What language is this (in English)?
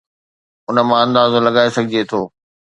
Sindhi